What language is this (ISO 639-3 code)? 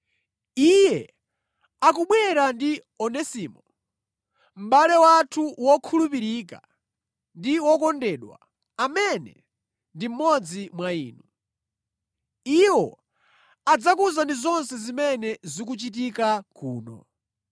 nya